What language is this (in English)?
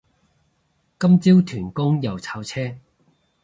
Cantonese